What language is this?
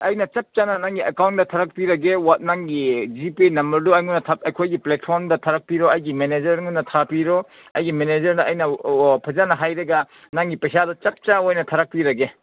Manipuri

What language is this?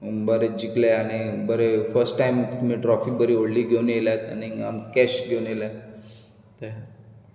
Konkani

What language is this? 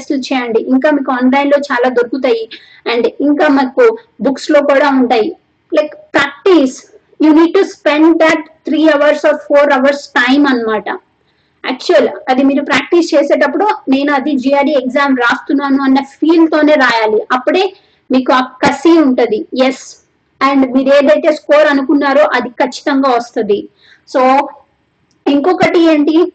Telugu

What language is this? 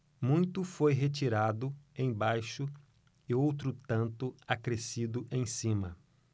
Portuguese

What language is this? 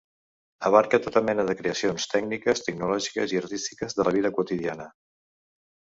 Catalan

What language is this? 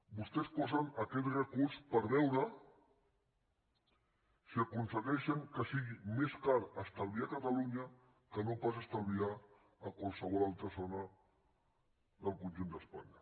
Catalan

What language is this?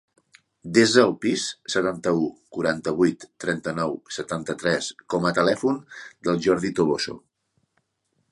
Catalan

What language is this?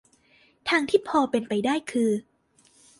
Thai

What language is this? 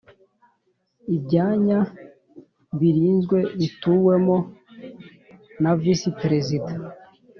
Kinyarwanda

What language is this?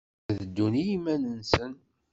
Kabyle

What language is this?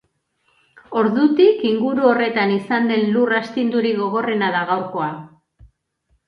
Basque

